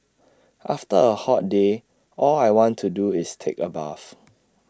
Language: English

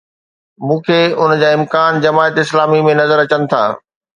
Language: Sindhi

